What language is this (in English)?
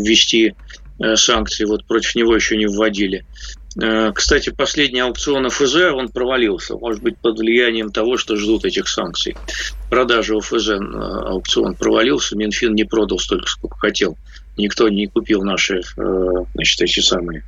Russian